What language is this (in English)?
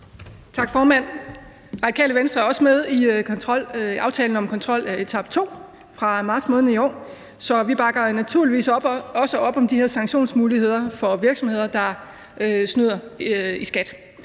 Danish